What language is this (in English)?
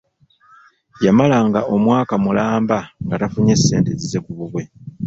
Ganda